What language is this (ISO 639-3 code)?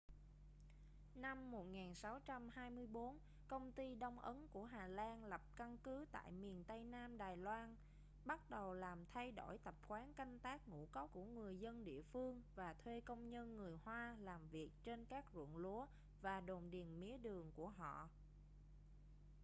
vie